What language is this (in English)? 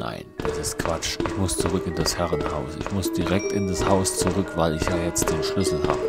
German